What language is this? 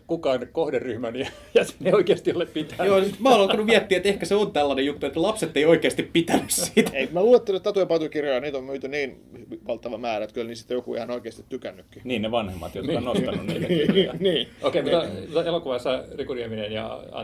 Finnish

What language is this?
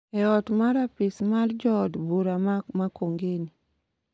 Luo (Kenya and Tanzania)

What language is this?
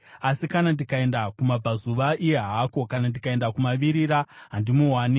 Shona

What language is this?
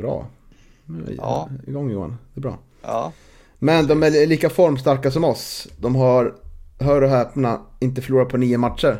Swedish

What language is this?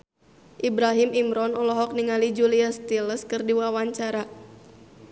Sundanese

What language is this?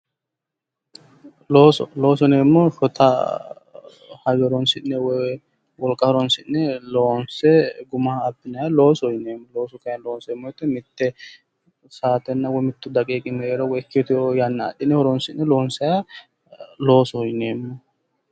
Sidamo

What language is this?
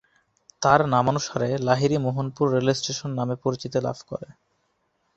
Bangla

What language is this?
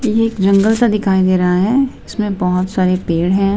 Hindi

